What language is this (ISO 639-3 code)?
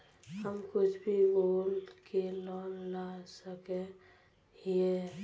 mag